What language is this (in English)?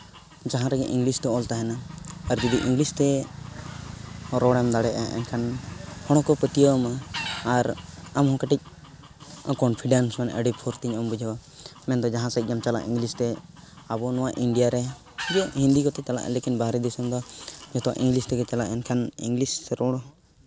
Santali